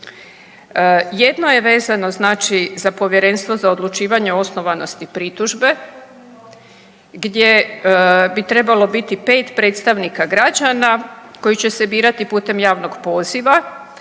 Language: Croatian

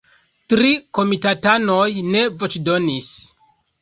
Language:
Esperanto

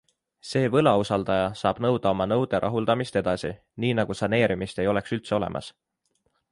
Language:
Estonian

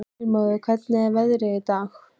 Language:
Icelandic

